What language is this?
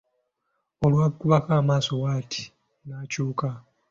Ganda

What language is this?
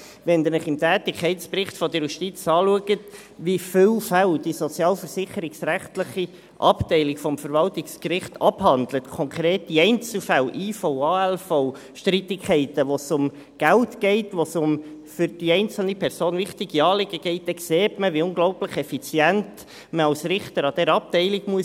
Swiss German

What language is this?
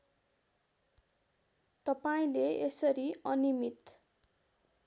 Nepali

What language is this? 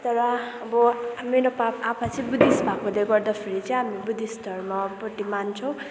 Nepali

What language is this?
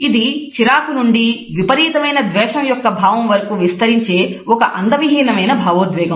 Telugu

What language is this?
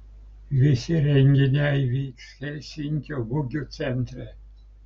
Lithuanian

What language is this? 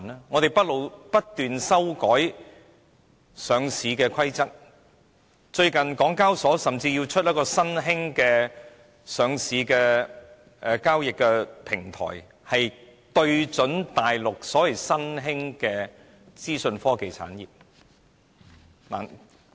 Cantonese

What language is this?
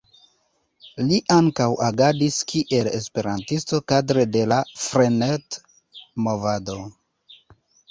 Esperanto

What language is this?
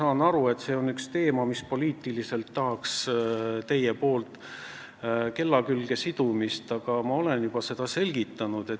Estonian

